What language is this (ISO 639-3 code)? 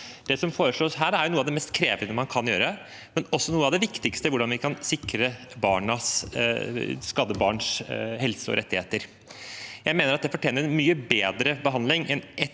nor